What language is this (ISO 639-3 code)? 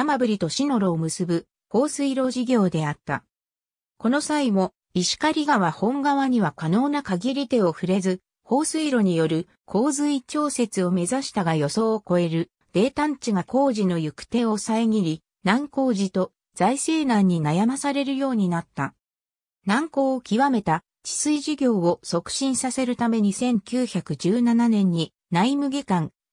jpn